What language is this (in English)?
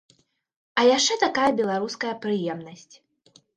Belarusian